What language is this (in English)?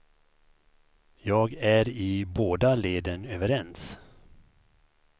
Swedish